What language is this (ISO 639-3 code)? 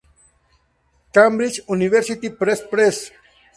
spa